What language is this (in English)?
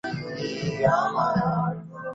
Bangla